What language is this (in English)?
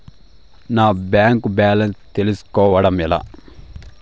Telugu